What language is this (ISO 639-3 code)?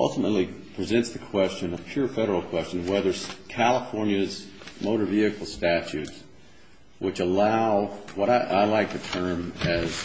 eng